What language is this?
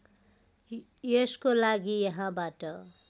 Nepali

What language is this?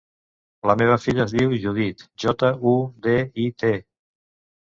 Catalan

